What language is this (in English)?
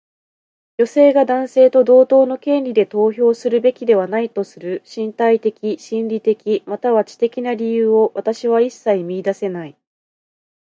Japanese